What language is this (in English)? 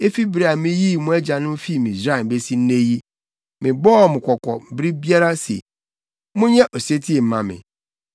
Akan